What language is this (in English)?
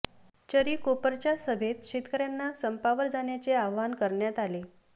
Marathi